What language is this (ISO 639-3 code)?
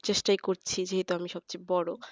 ben